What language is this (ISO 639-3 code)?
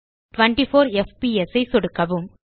tam